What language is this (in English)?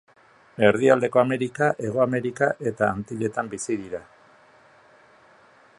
Basque